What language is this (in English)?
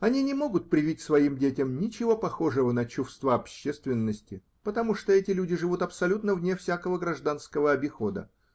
Russian